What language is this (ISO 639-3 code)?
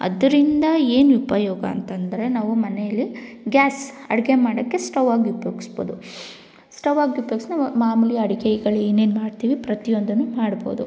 kan